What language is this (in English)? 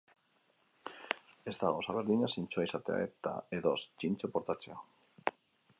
Basque